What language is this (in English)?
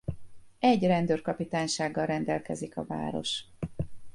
Hungarian